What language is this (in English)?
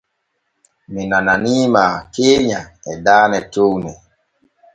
Borgu Fulfulde